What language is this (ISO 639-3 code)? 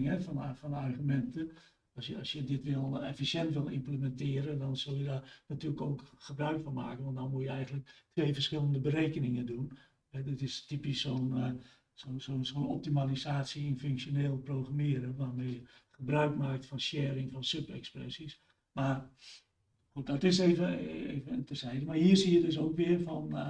nld